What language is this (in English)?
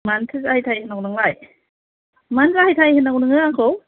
Bodo